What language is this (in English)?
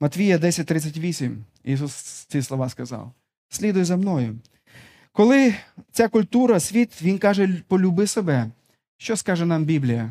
Ukrainian